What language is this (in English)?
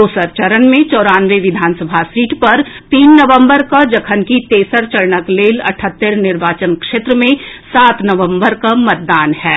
Maithili